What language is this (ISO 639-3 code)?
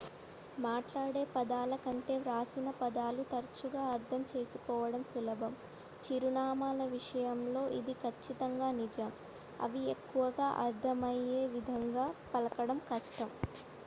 tel